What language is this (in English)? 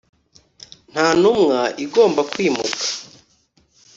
Kinyarwanda